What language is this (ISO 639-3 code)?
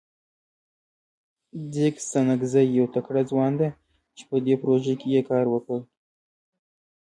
pus